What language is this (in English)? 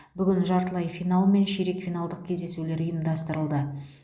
Kazakh